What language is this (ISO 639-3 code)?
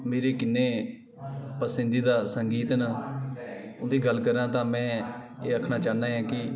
doi